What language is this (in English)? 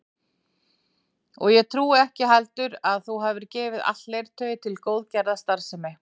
Icelandic